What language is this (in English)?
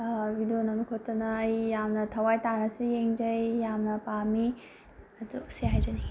Manipuri